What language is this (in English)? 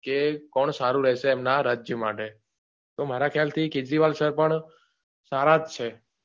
Gujarati